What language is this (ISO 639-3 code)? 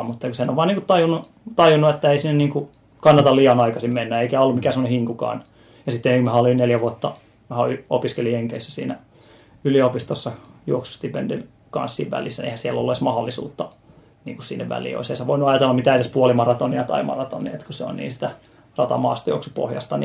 fin